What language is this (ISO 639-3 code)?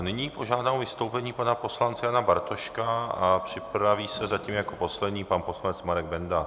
ces